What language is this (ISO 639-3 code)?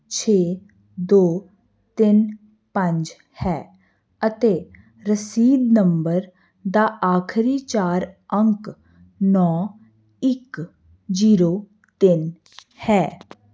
pan